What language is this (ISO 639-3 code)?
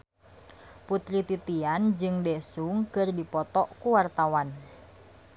sun